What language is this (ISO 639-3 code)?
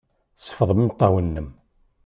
kab